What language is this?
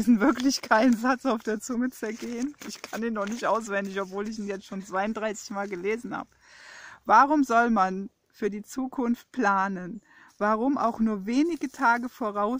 German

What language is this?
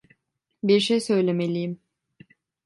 Turkish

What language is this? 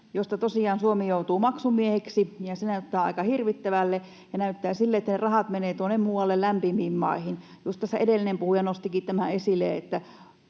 Finnish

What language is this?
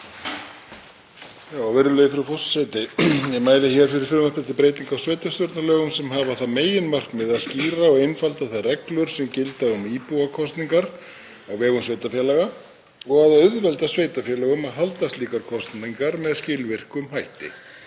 Icelandic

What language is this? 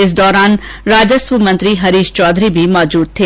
Hindi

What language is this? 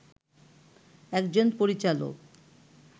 Bangla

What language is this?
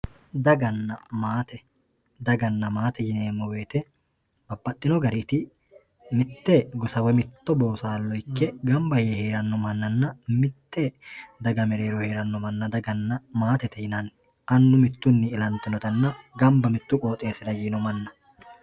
Sidamo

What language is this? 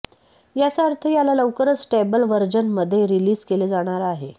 Marathi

